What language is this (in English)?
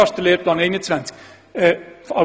Swiss German